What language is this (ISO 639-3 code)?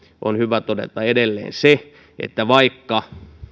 fin